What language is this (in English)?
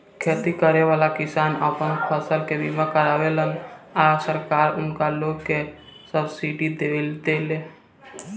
Bhojpuri